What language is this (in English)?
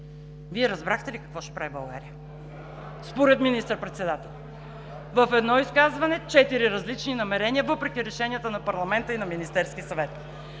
Bulgarian